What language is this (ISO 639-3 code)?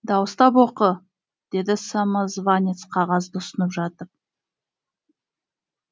kaz